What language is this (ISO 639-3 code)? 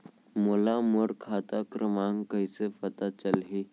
hne